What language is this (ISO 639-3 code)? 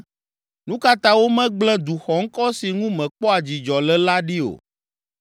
ewe